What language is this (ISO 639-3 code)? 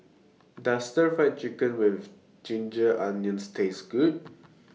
eng